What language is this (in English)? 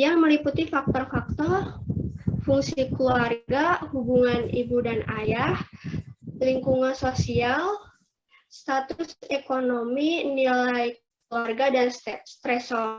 Indonesian